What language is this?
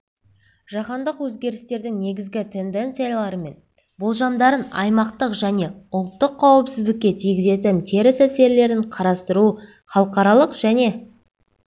Kazakh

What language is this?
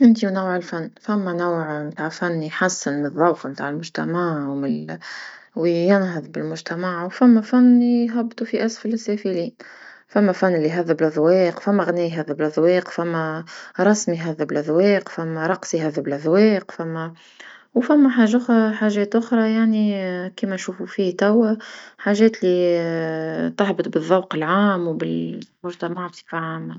Tunisian Arabic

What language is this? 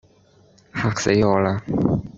Cantonese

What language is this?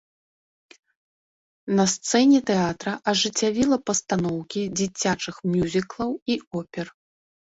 Belarusian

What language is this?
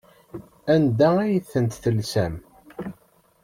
Kabyle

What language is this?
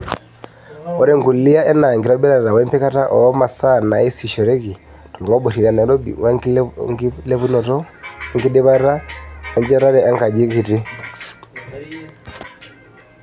Masai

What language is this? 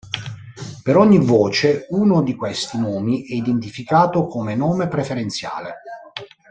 Italian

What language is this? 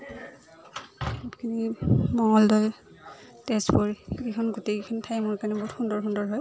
Assamese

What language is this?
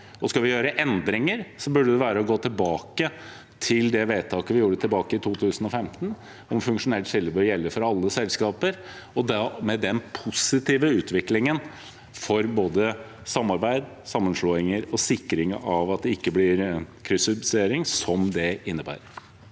Norwegian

